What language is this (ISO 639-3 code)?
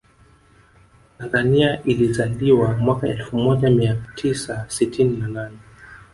swa